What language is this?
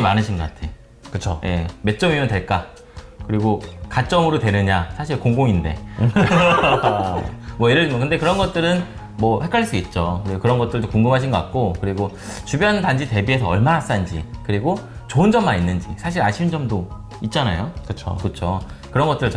Korean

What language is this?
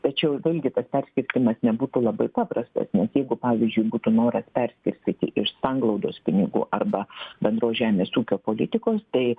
Lithuanian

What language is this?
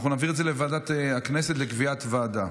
Hebrew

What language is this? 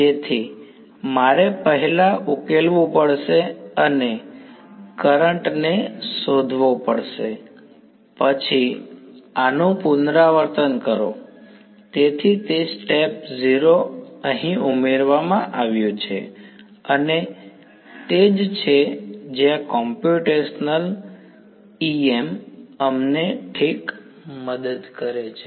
Gujarati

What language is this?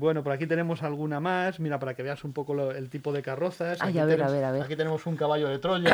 Spanish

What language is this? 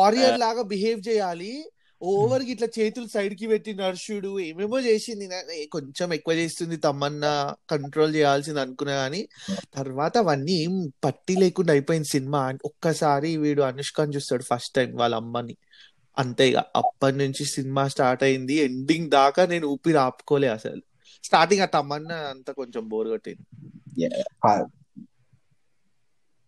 Telugu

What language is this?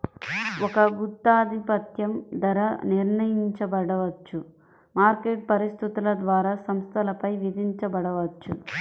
Telugu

